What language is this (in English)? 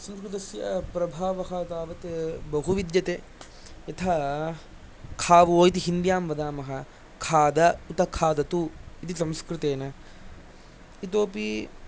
Sanskrit